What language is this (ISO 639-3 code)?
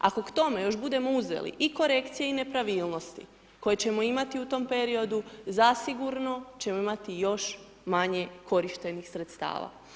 hrv